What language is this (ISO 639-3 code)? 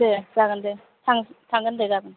brx